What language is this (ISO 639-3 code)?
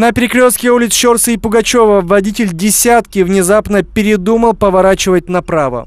rus